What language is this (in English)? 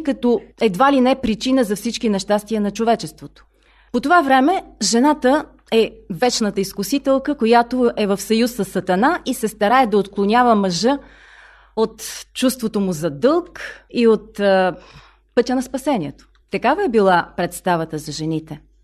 Bulgarian